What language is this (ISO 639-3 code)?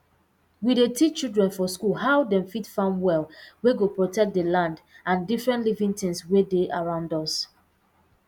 pcm